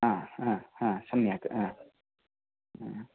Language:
Sanskrit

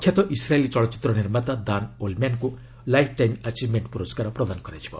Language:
Odia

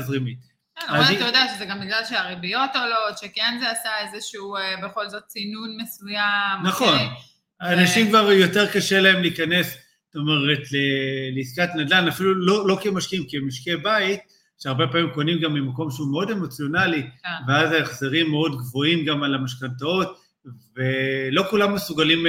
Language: Hebrew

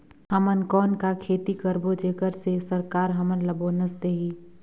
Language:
Chhattisgarhi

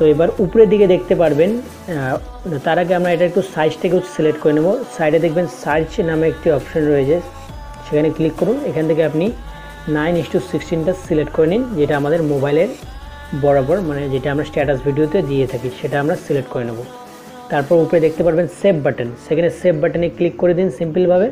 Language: Hindi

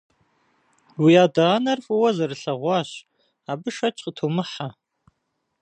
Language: Kabardian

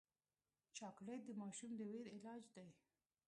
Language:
Pashto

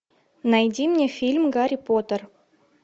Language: Russian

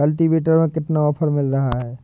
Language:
Hindi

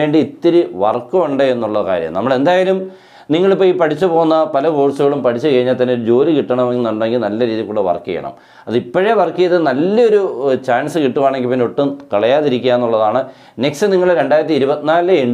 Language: Malayalam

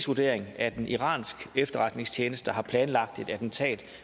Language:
Danish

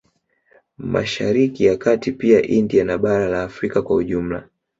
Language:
Swahili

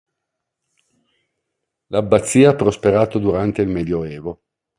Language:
Italian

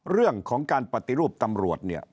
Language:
Thai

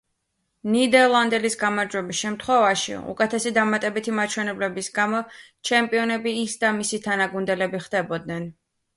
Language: Georgian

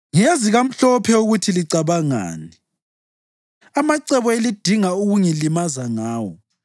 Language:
North Ndebele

